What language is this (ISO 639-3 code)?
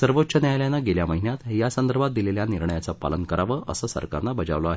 mar